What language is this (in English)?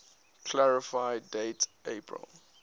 English